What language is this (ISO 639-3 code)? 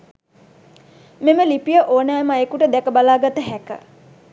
sin